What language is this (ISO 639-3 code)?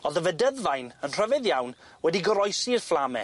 cym